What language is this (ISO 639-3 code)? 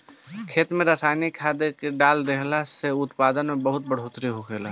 bho